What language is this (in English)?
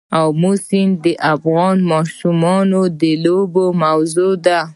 Pashto